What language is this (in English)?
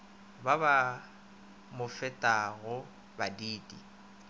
Northern Sotho